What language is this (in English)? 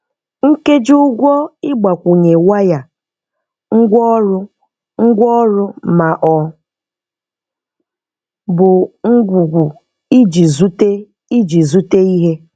Igbo